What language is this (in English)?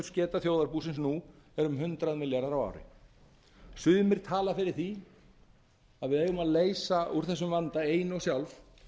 Icelandic